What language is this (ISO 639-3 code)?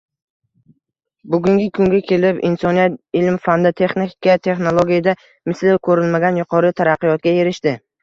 uzb